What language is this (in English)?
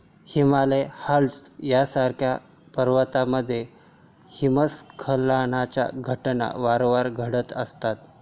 Marathi